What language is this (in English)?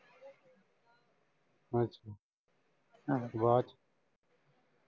Punjabi